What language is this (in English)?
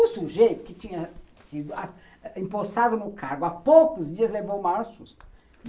Portuguese